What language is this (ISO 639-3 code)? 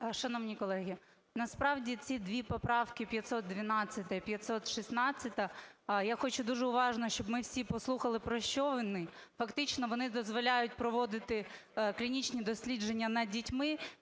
ukr